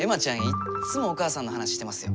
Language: Japanese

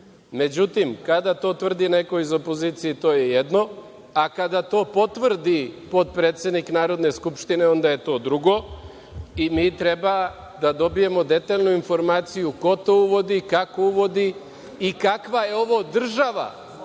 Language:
Serbian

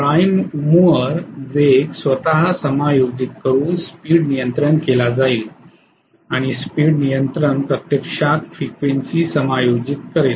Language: Marathi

